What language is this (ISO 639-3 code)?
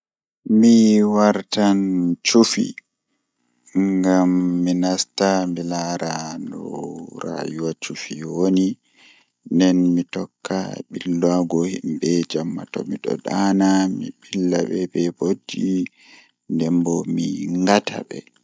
ful